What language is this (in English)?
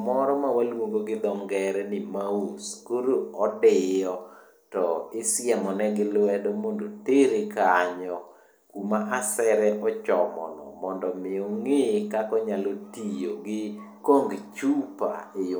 Luo (Kenya and Tanzania)